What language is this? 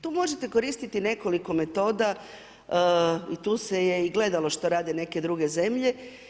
Croatian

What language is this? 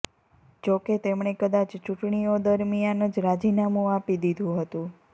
Gujarati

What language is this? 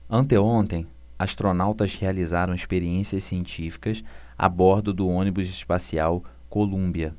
Portuguese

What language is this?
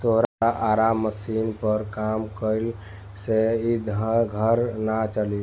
Bhojpuri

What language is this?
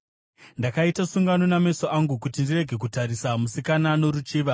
Shona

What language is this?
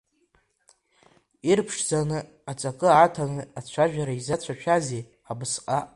Abkhazian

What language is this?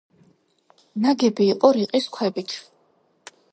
Georgian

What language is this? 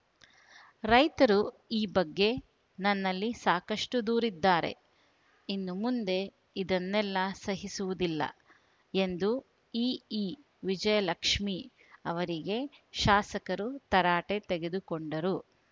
Kannada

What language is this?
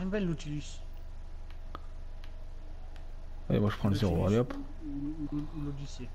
French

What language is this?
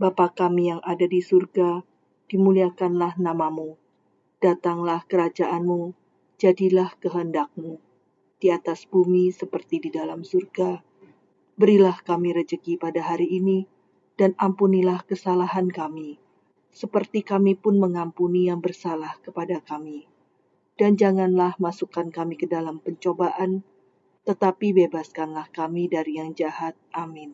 Indonesian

